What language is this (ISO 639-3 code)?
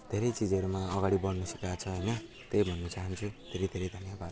nep